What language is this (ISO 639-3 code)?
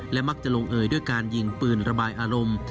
tha